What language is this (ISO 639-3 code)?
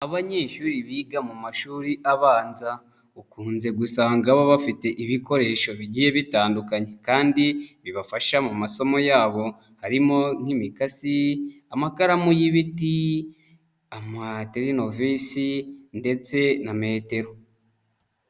kin